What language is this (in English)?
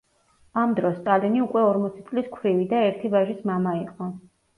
Georgian